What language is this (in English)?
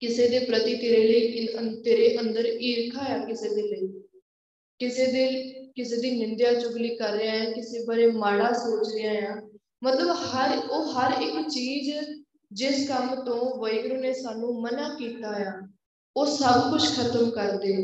Punjabi